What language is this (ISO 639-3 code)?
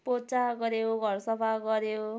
nep